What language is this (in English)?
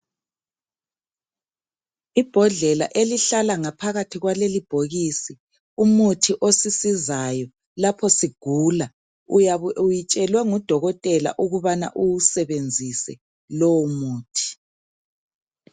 North Ndebele